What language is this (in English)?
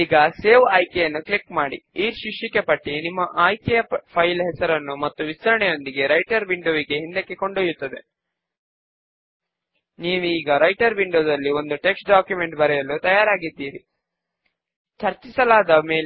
Telugu